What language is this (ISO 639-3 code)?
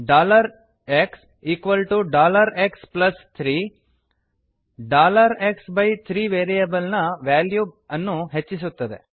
kan